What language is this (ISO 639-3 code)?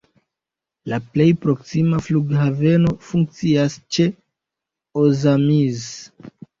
epo